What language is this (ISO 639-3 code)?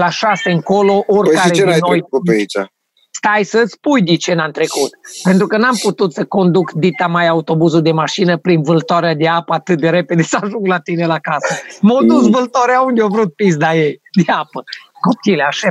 ron